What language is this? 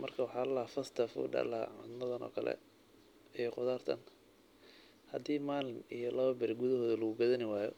Somali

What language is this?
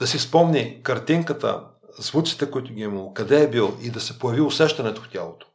Bulgarian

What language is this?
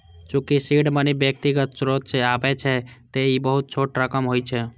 Maithili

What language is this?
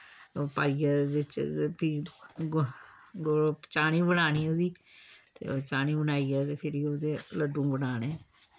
Dogri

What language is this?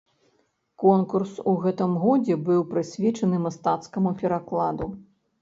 Belarusian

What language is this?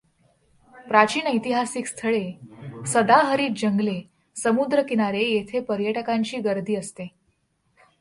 Marathi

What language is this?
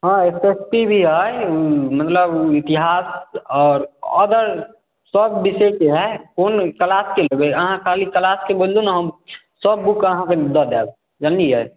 Maithili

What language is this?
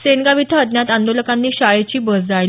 Marathi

